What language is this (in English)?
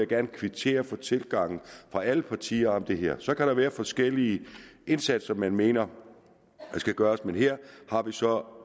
Danish